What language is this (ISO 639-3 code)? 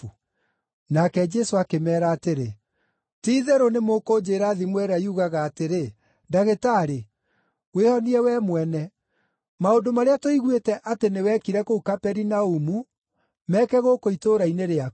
kik